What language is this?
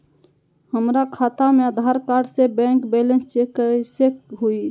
Magahi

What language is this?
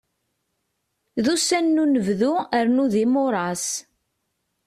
Kabyle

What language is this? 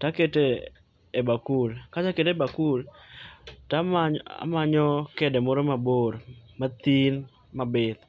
Luo (Kenya and Tanzania)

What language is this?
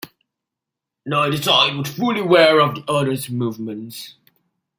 English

